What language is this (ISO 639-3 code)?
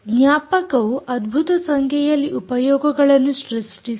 kan